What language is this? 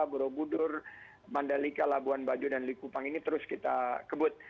Indonesian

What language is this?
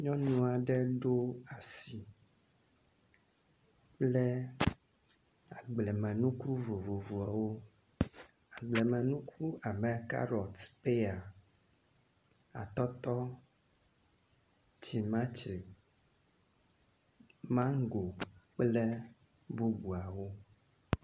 Ewe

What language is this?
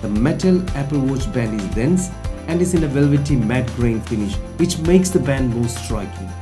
English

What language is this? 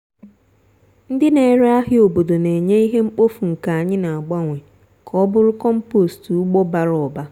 Igbo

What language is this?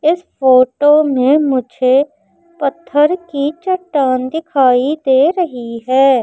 Hindi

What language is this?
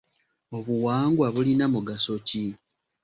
Ganda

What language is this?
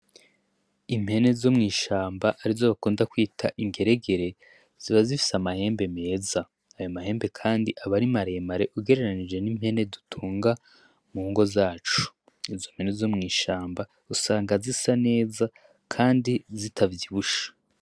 Rundi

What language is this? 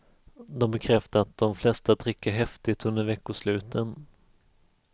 Swedish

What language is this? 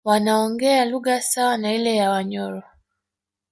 Swahili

